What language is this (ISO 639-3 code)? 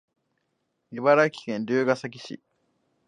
jpn